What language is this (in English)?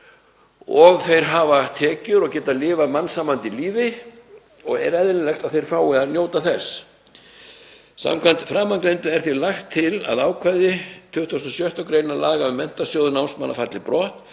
Icelandic